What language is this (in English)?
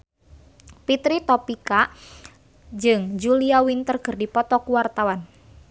Sundanese